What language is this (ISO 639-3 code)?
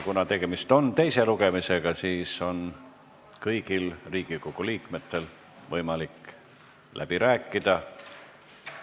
est